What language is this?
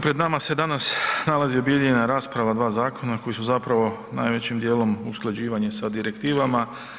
Croatian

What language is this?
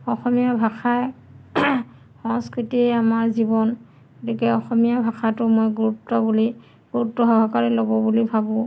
Assamese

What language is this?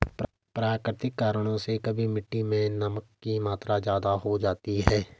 Hindi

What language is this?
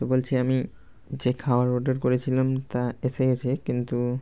Bangla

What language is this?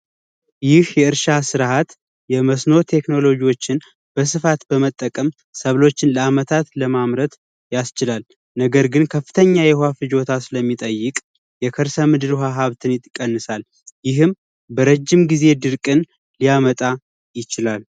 Amharic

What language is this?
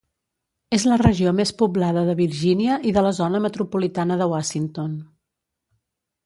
Catalan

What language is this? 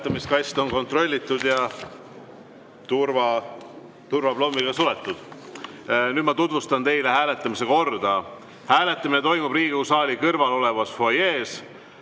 Estonian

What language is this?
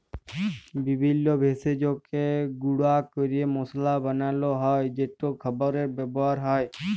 Bangla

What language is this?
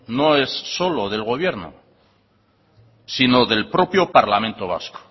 Spanish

